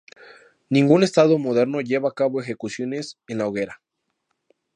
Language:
Spanish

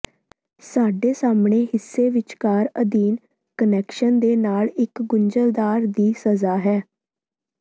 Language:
Punjabi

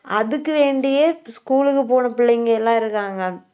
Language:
Tamil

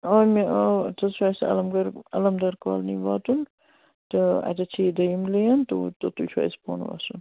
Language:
Kashmiri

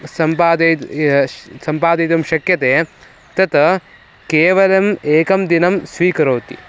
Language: Sanskrit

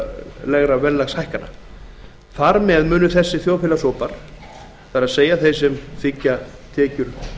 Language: Icelandic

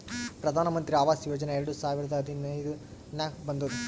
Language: Kannada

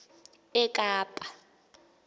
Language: Xhosa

